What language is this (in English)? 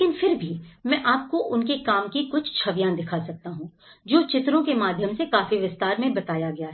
Hindi